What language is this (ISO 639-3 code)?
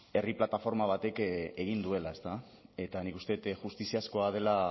eus